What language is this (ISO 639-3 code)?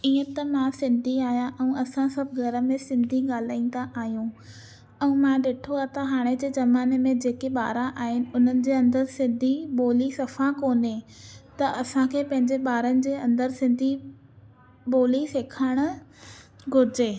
snd